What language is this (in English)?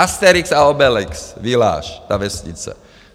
Czech